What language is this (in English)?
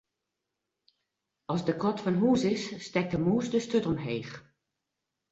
Western Frisian